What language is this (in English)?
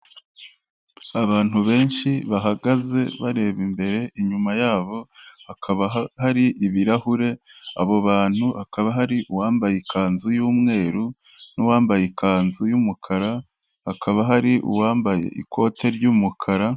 Kinyarwanda